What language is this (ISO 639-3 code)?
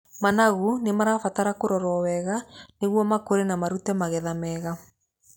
kik